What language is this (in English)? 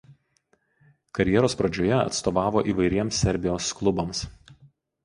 Lithuanian